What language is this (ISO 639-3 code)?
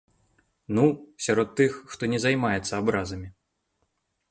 bel